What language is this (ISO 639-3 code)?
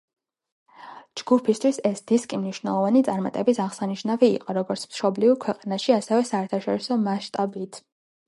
kat